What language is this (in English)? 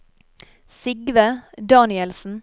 Norwegian